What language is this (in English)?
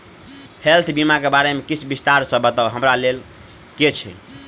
Maithili